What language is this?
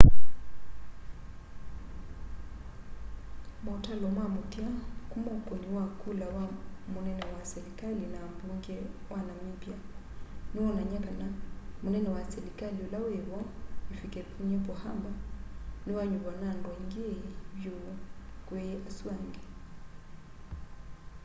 Kamba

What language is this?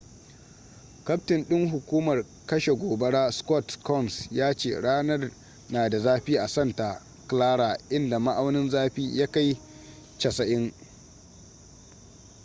Hausa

